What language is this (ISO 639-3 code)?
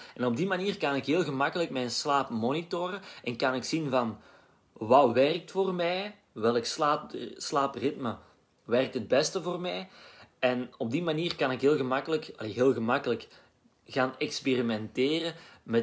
nld